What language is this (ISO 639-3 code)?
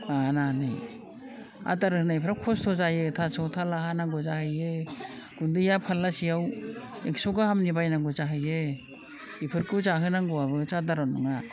brx